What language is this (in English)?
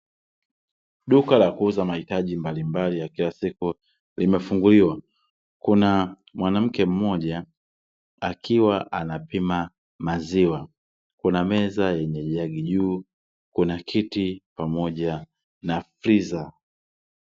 Swahili